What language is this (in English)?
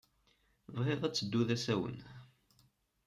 Kabyle